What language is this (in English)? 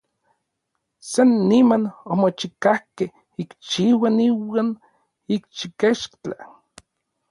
Orizaba Nahuatl